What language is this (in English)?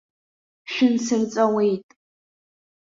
Abkhazian